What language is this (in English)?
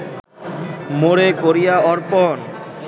Bangla